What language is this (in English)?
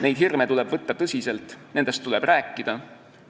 Estonian